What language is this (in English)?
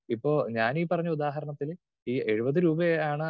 Malayalam